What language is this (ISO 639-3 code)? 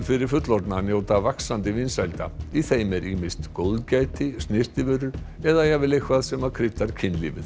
isl